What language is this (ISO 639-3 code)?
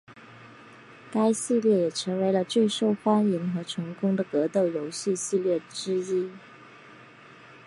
zho